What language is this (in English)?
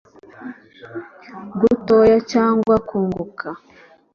Kinyarwanda